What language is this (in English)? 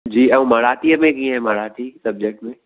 Sindhi